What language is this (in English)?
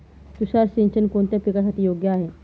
Marathi